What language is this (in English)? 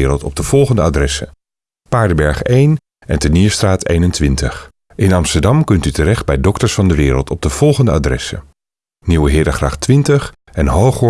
Dutch